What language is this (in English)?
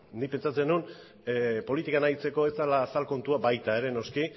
Basque